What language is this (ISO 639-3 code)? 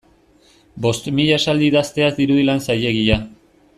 eus